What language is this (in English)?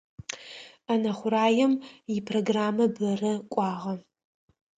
Adyghe